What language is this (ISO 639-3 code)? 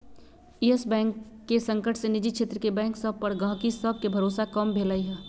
mag